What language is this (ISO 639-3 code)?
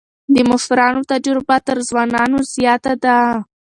pus